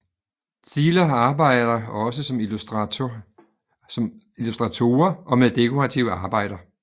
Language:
Danish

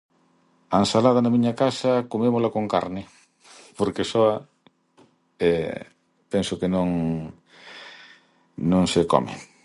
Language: Galician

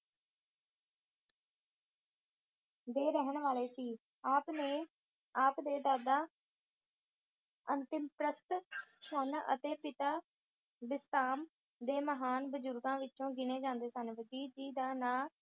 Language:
Punjabi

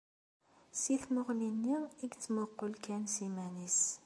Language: Kabyle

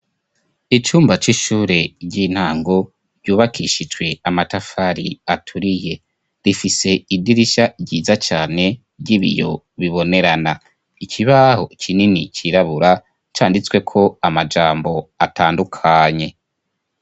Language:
Rundi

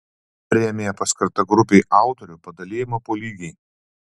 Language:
Lithuanian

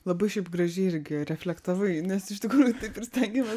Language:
Lithuanian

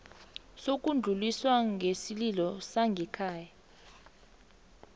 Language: South Ndebele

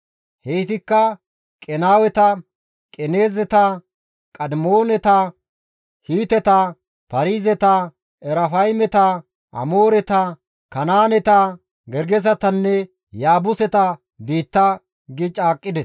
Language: Gamo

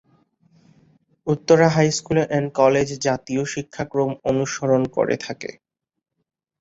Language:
Bangla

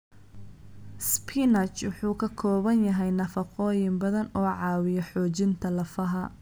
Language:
Somali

